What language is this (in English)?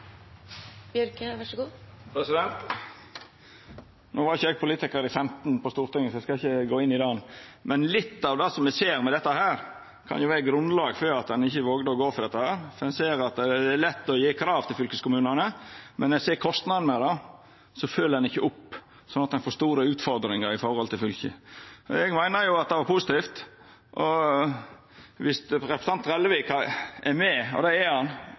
Norwegian Nynorsk